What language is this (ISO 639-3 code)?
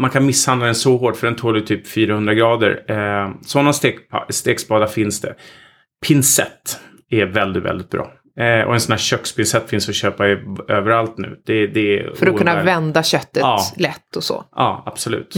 swe